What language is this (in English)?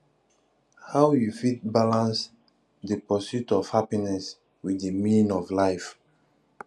Nigerian Pidgin